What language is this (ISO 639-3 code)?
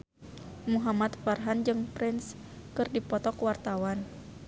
sun